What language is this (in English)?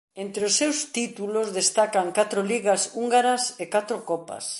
Galician